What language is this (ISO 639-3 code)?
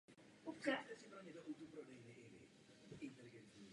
ces